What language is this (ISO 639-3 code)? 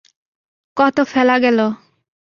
ben